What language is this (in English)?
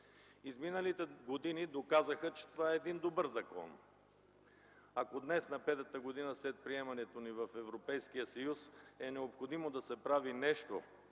Bulgarian